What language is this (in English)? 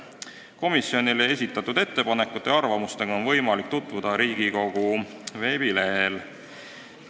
Estonian